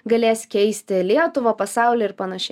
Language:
Lithuanian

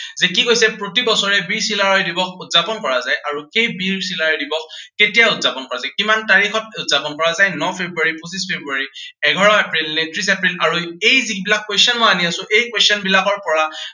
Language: Assamese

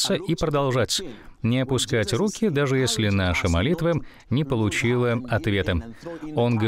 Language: Russian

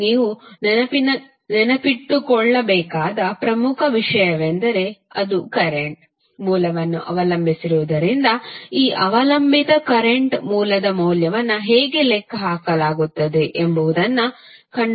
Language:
Kannada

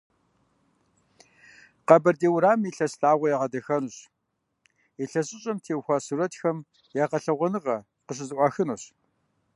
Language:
Kabardian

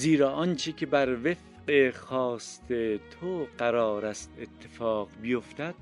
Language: Persian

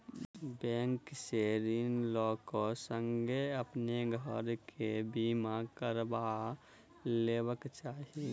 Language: Maithili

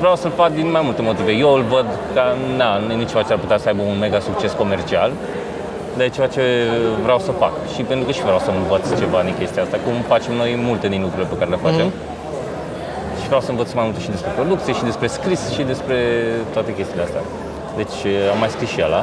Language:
Romanian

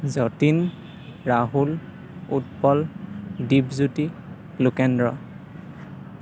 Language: Assamese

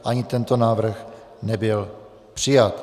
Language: Czech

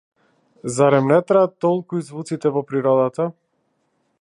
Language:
Macedonian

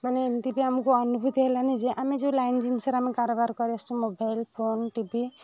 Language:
Odia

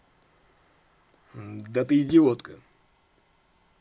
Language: Russian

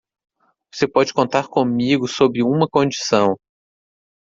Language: Portuguese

